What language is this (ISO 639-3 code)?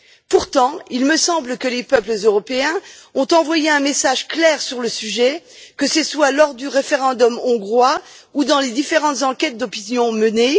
fra